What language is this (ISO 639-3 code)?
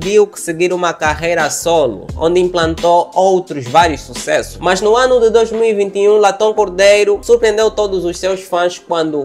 por